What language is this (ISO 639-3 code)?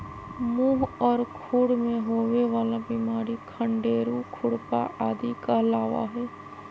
mag